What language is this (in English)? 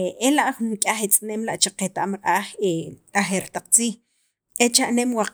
Sacapulteco